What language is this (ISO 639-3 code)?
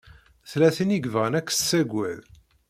kab